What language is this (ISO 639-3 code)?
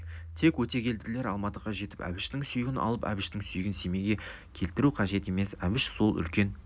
kaz